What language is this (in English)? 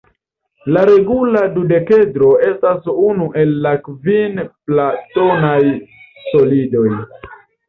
Esperanto